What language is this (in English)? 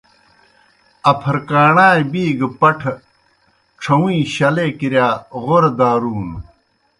Kohistani Shina